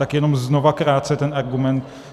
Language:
Czech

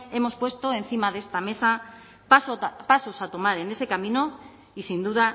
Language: Spanish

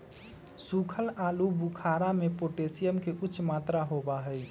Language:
Magahi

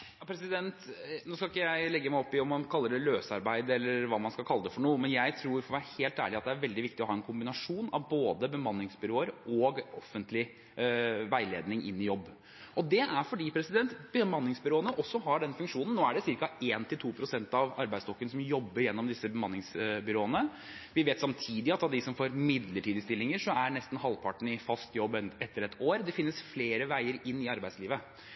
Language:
Norwegian Bokmål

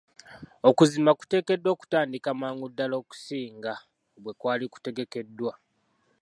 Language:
Ganda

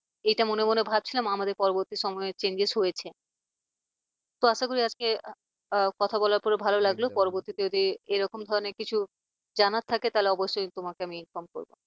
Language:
Bangla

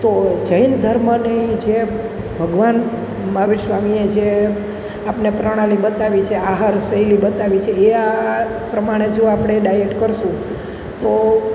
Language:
Gujarati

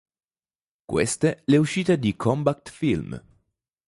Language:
Italian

